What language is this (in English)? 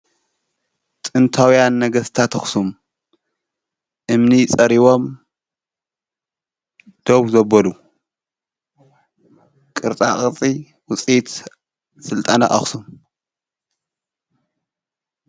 Tigrinya